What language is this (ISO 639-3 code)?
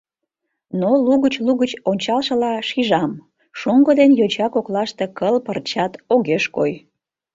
chm